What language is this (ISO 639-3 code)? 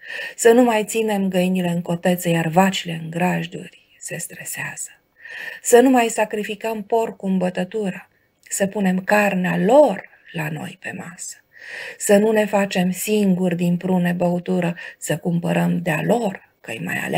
ron